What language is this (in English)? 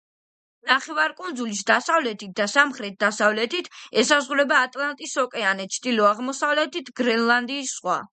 Georgian